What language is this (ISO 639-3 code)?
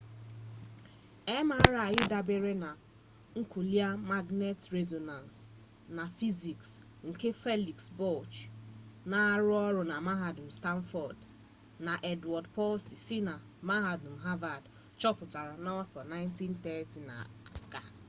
ibo